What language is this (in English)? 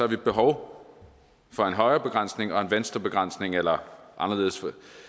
Danish